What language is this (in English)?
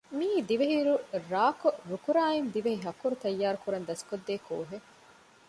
Divehi